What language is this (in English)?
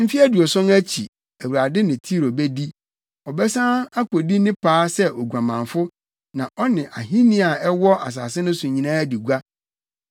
Akan